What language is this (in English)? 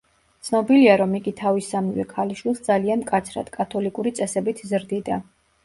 Georgian